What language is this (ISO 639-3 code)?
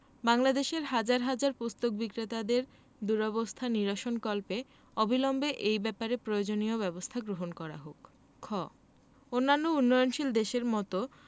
ben